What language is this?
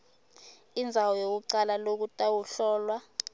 Swati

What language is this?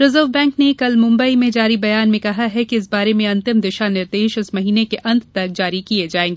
Hindi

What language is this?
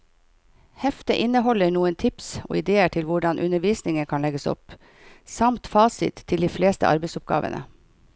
Norwegian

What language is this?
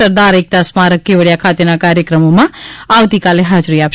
Gujarati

